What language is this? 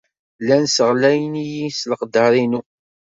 Kabyle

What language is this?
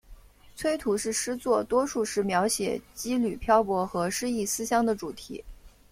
Chinese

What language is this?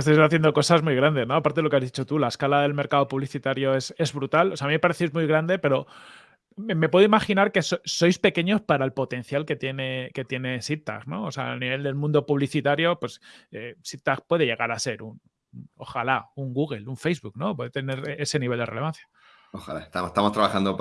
Spanish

